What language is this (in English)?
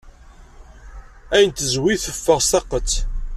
Kabyle